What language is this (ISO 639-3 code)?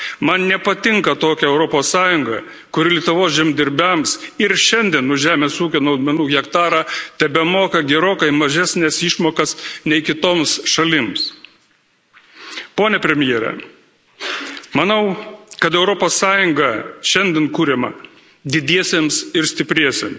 lit